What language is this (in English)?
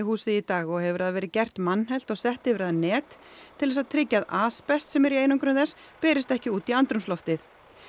Icelandic